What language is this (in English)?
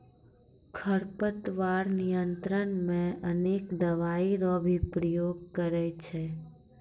Maithili